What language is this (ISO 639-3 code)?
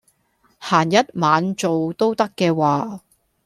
yue